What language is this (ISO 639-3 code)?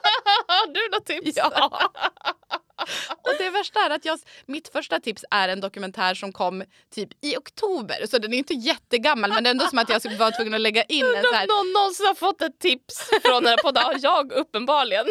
swe